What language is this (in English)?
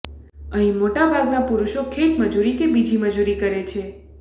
Gujarati